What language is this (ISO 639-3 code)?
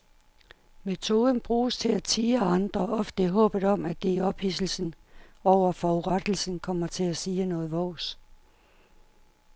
dan